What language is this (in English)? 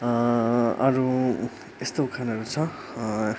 Nepali